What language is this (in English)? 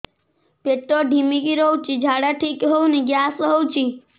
Odia